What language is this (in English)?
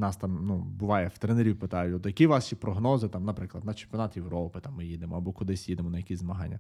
Ukrainian